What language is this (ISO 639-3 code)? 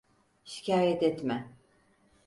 tur